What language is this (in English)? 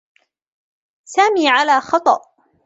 Arabic